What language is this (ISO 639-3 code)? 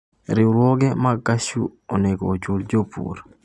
luo